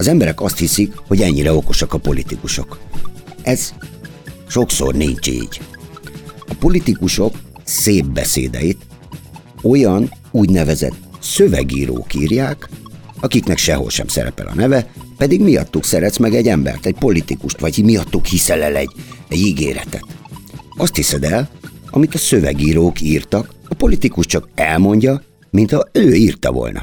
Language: Hungarian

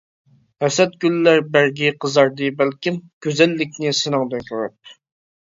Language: Uyghur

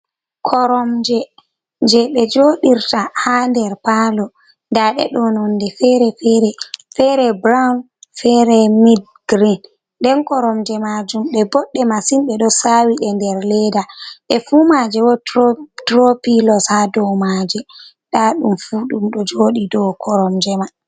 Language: Fula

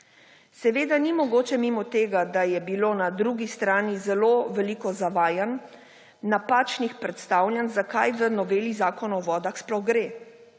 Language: Slovenian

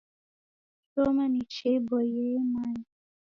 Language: Taita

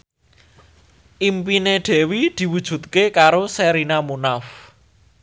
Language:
Javanese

